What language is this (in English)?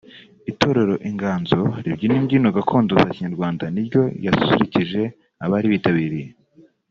Kinyarwanda